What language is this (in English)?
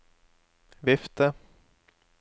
Norwegian